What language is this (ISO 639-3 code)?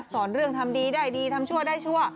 tha